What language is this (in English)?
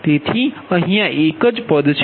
Gujarati